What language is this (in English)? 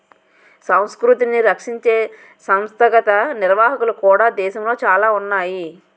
Telugu